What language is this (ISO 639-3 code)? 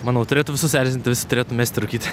lit